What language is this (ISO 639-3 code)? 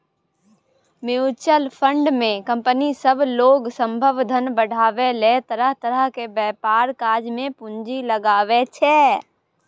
mai